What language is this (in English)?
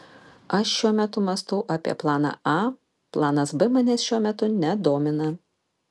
Lithuanian